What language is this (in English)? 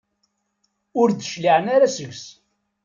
Kabyle